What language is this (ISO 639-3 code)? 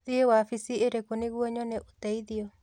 kik